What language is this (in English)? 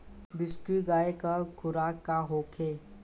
Bhojpuri